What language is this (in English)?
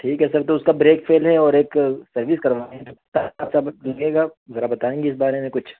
Urdu